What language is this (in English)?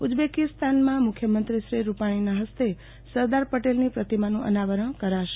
Gujarati